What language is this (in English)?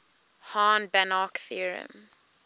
English